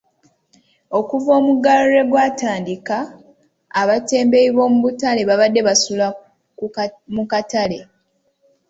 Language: Ganda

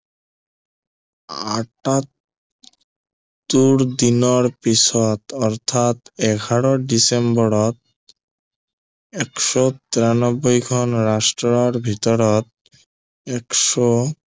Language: Assamese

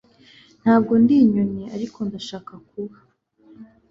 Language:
Kinyarwanda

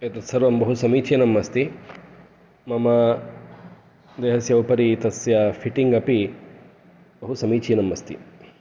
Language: Sanskrit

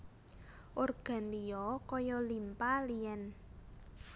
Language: Javanese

